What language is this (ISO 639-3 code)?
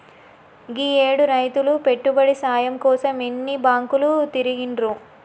tel